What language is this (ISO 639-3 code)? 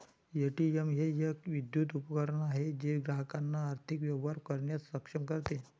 mar